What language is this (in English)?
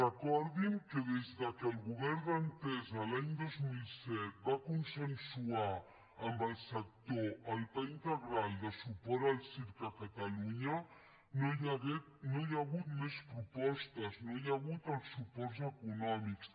Catalan